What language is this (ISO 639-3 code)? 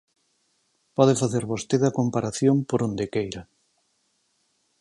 glg